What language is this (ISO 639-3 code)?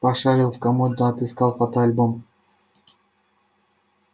rus